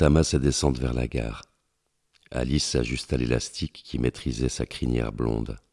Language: French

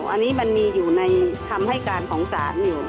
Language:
Thai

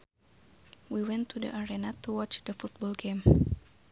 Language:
Sundanese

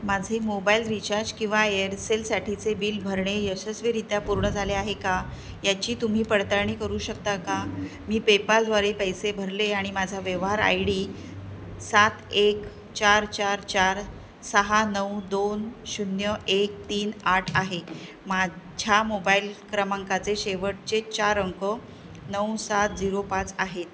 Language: Marathi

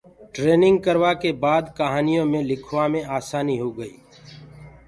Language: Gurgula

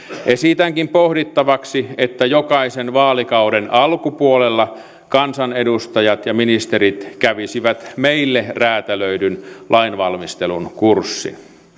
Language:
Finnish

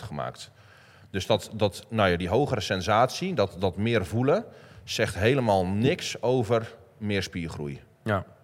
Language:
Dutch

